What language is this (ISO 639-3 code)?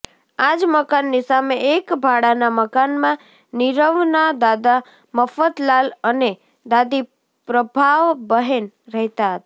guj